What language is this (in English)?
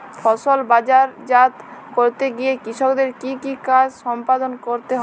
Bangla